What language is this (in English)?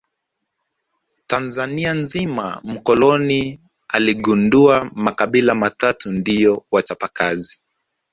Swahili